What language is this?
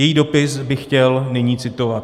Czech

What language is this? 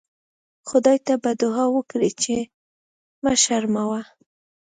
Pashto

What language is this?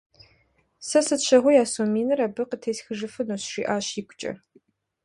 Kabardian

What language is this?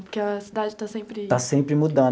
Portuguese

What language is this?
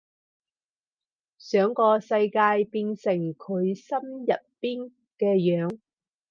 Cantonese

